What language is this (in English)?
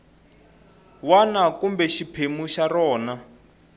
Tsonga